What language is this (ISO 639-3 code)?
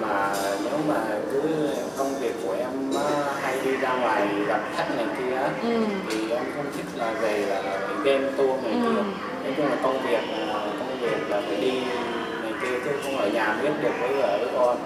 vie